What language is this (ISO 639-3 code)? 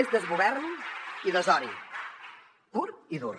cat